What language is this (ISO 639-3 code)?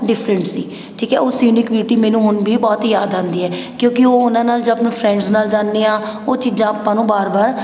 pan